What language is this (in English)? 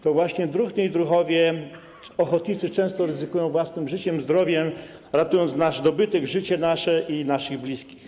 Polish